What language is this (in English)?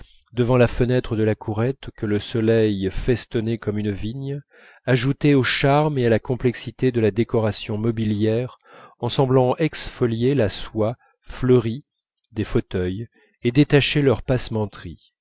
French